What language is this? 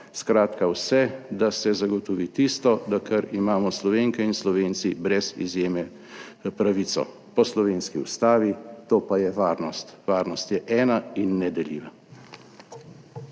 Slovenian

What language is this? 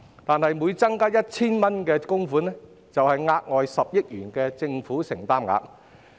Cantonese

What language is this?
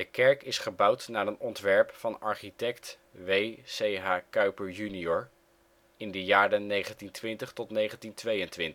Dutch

